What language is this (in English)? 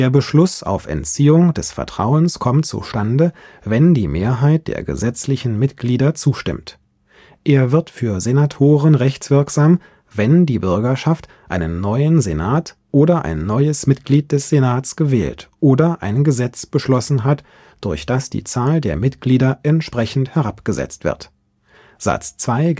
German